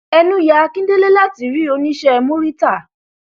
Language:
Yoruba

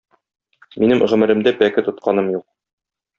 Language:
Tatar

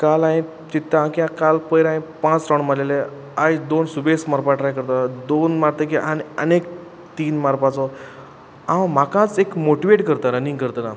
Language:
Konkani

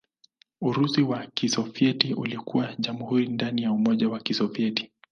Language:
Swahili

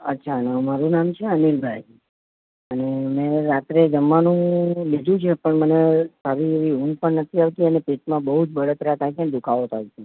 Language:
Gujarati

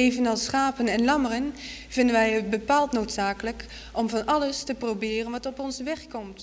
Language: Dutch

